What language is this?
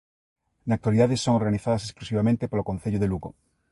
Galician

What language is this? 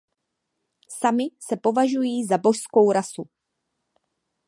Czech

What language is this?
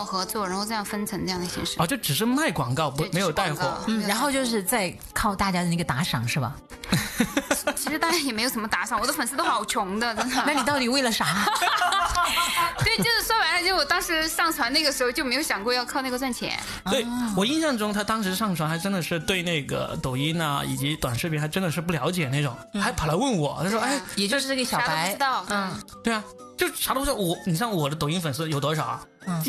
Chinese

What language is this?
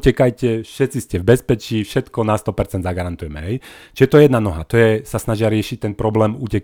Slovak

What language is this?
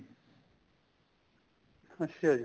Punjabi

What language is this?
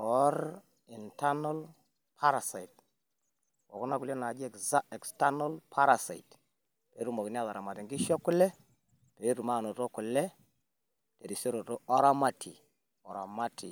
Masai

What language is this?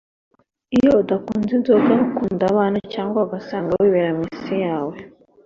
Kinyarwanda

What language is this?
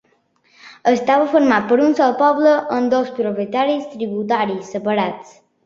Catalan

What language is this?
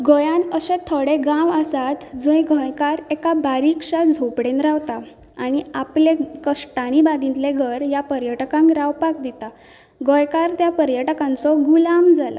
Konkani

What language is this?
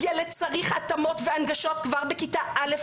Hebrew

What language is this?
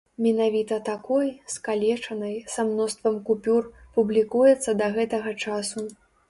Belarusian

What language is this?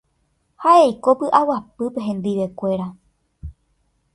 Guarani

